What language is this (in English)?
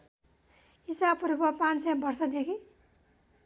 Nepali